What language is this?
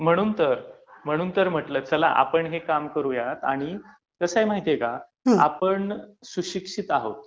Marathi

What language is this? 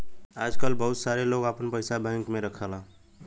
Bhojpuri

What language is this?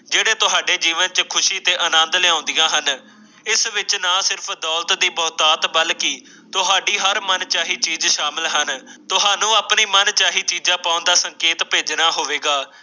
Punjabi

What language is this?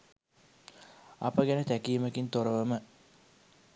Sinhala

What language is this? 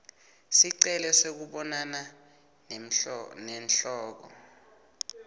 Swati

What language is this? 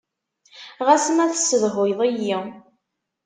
Kabyle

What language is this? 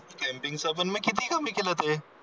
Marathi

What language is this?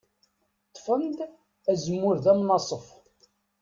Kabyle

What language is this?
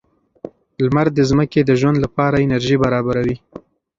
Pashto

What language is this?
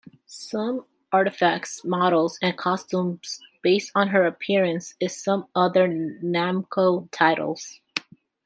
English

